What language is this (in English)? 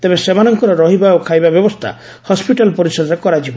Odia